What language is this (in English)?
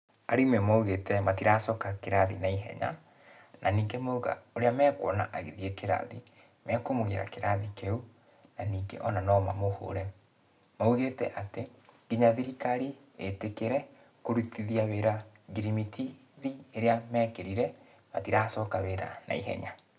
Kikuyu